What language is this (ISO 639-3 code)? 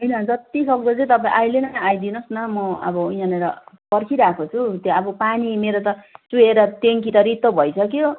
nep